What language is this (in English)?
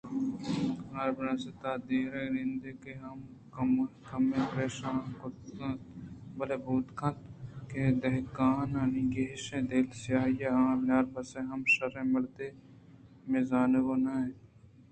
Eastern Balochi